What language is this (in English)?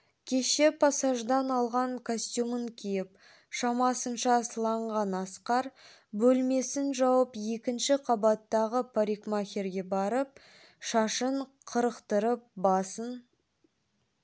Kazakh